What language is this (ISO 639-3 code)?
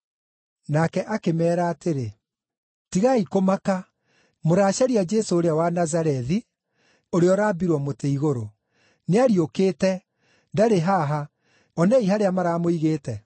kik